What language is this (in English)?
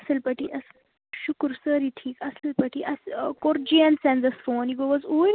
Kashmiri